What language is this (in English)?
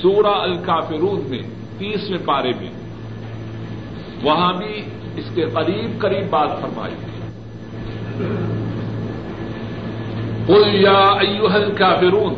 Urdu